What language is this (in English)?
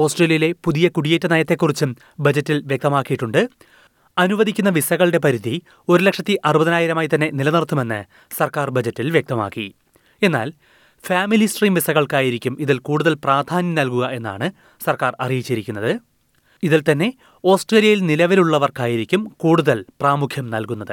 Malayalam